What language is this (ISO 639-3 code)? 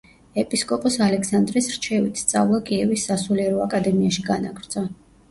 kat